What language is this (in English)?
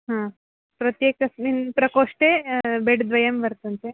Sanskrit